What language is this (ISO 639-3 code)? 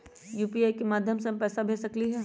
mag